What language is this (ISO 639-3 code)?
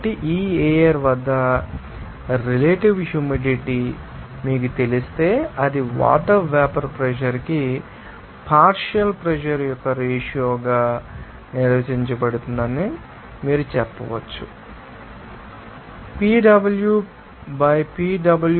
tel